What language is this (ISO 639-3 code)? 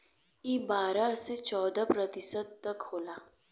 bho